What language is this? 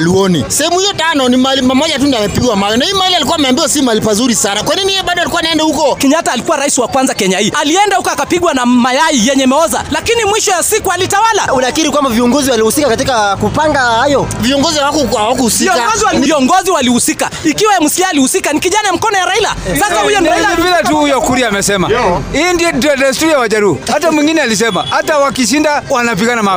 Swahili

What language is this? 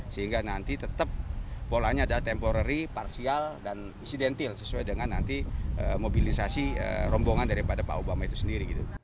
Indonesian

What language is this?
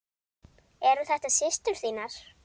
Icelandic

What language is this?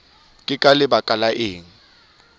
Southern Sotho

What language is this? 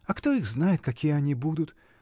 Russian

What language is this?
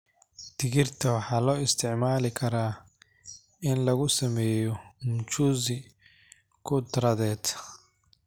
Somali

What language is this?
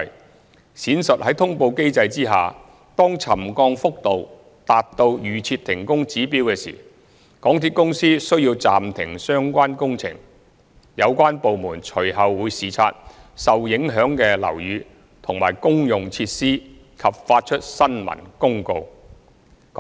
Cantonese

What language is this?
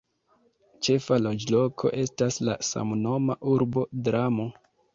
Esperanto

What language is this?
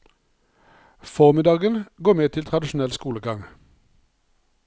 Norwegian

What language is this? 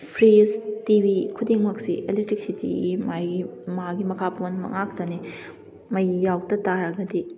Manipuri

